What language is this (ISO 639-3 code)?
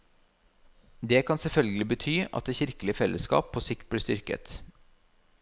nor